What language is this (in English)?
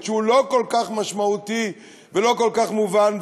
Hebrew